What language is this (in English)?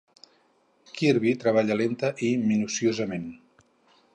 Catalan